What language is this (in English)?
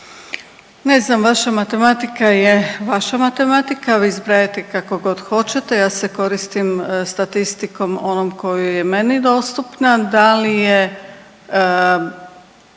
Croatian